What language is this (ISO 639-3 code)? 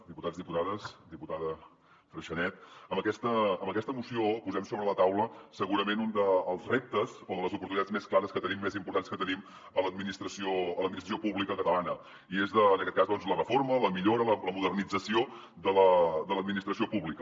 cat